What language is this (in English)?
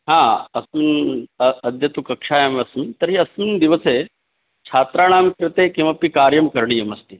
Sanskrit